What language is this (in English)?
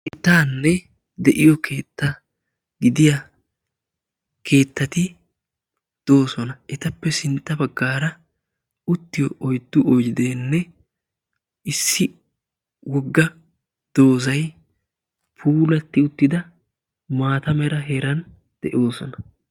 Wolaytta